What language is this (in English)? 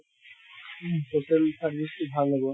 Assamese